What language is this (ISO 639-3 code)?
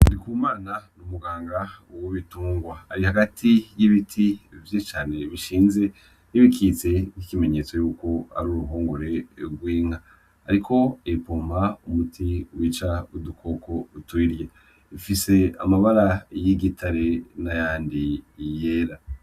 run